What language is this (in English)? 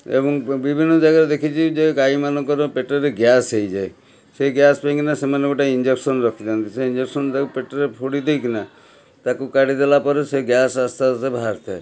Odia